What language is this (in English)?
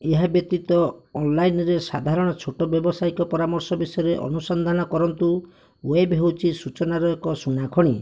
Odia